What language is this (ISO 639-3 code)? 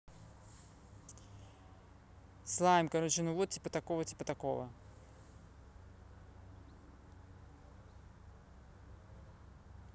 rus